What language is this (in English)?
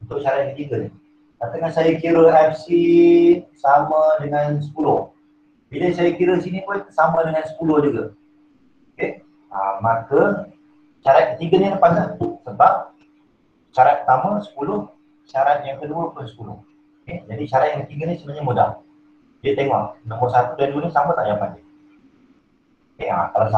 Malay